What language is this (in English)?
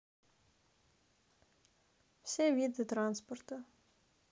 Russian